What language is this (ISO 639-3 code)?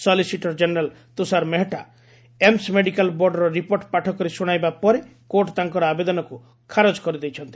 ori